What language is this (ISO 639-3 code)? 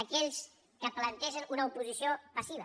cat